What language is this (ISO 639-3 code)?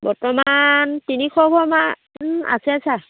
asm